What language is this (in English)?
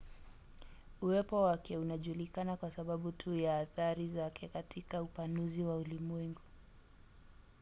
Swahili